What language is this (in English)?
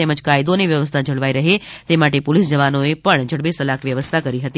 Gujarati